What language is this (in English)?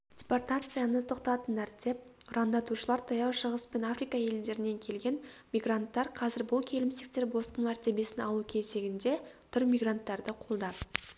Kazakh